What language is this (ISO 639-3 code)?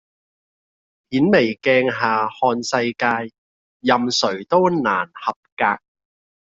yue